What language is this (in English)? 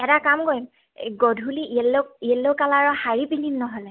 Assamese